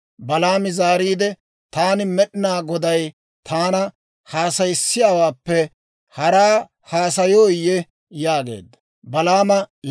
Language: Dawro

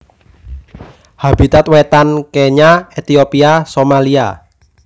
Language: Javanese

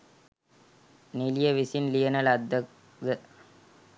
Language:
Sinhala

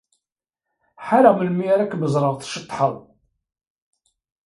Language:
Kabyle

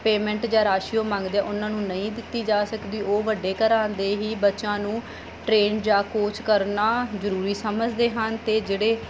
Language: Punjabi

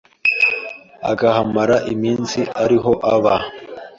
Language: Kinyarwanda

